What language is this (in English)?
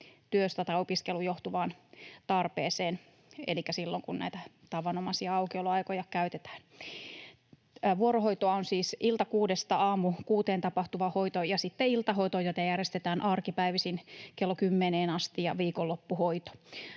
Finnish